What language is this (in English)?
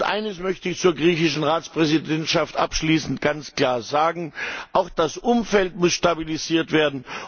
German